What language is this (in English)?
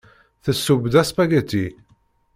Kabyle